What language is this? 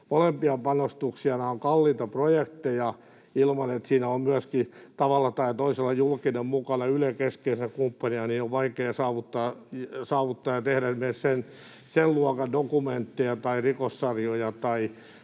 Finnish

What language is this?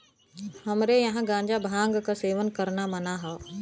Bhojpuri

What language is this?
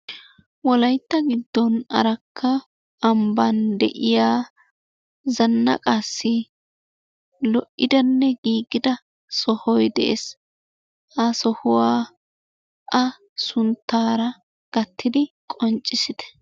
Wolaytta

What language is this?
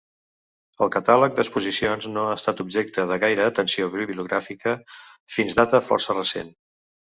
Catalan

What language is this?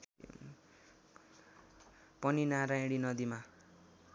Nepali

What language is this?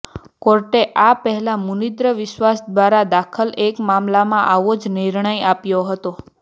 Gujarati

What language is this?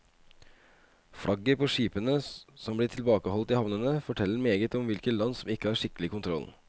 Norwegian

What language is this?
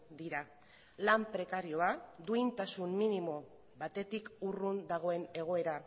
Basque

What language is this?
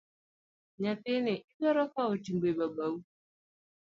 Luo (Kenya and Tanzania)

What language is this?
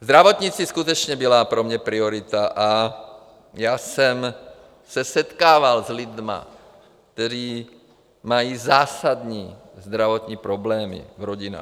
Czech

